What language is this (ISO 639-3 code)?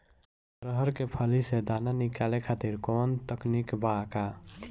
bho